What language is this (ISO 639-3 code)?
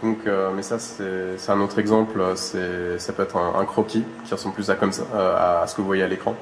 fra